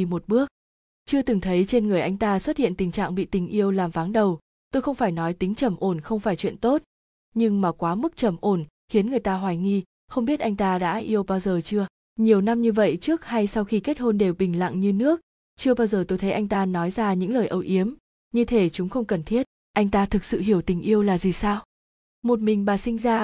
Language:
Vietnamese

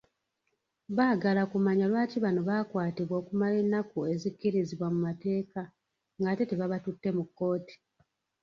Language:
Ganda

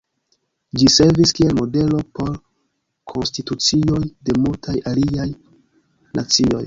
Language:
Esperanto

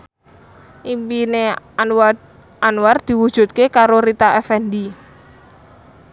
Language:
Javanese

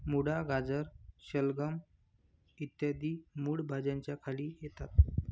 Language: Marathi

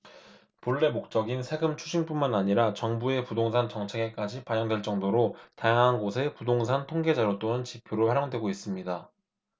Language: Korean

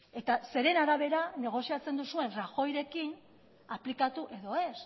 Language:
Basque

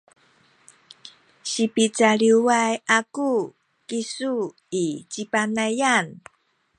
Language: Sakizaya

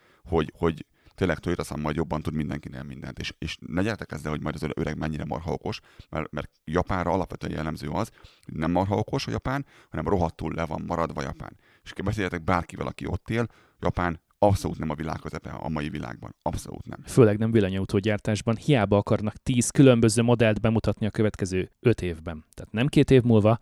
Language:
Hungarian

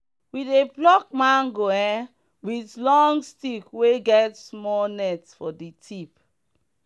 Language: Nigerian Pidgin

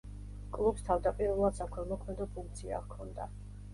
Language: Georgian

